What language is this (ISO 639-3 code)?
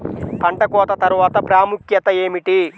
tel